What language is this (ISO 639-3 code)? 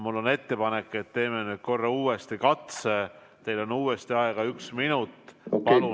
est